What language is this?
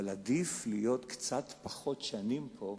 Hebrew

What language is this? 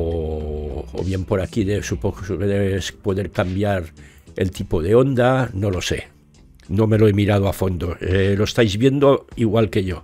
Spanish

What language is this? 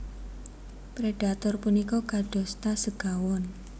Javanese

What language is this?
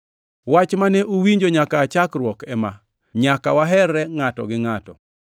Luo (Kenya and Tanzania)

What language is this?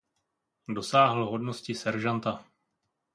Czech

